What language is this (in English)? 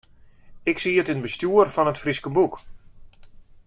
Western Frisian